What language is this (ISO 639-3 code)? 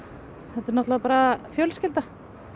isl